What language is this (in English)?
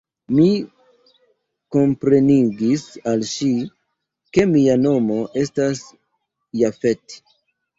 Esperanto